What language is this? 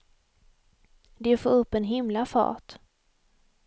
Swedish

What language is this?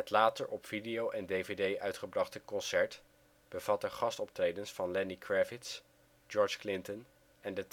Dutch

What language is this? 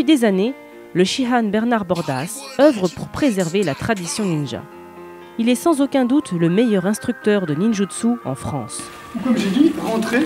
French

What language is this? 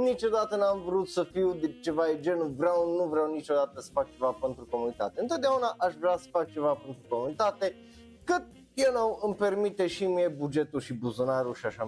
Romanian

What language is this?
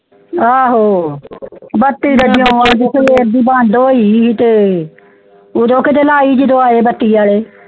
Punjabi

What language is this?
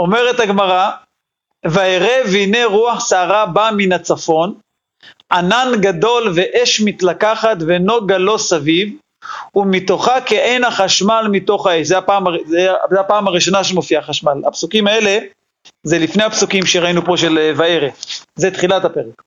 Hebrew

